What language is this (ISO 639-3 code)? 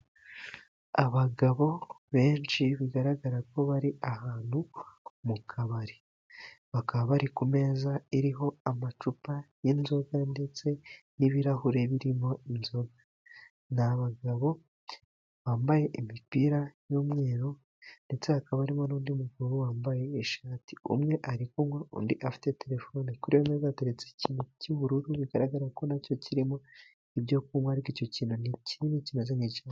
kin